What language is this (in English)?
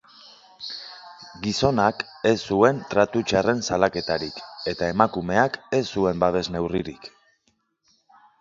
Basque